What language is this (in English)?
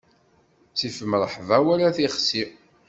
Kabyle